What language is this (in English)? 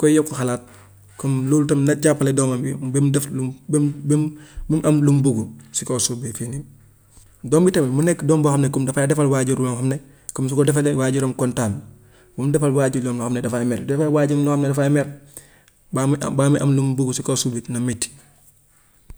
Gambian Wolof